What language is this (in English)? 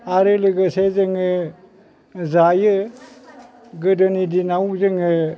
Bodo